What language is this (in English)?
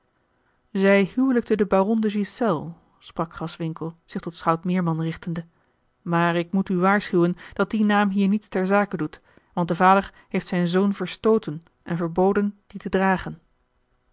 Dutch